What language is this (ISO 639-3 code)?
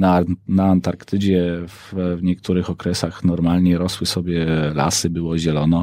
pol